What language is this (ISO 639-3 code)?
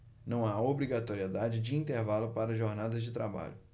por